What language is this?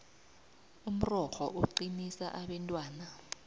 South Ndebele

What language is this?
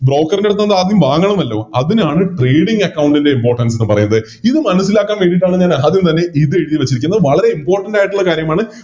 Malayalam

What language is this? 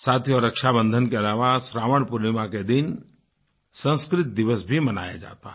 Hindi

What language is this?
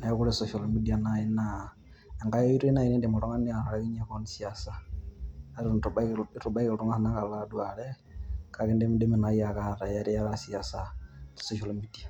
Masai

